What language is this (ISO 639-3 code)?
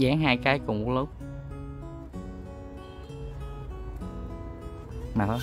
vie